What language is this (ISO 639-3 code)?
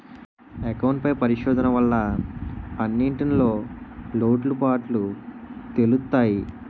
tel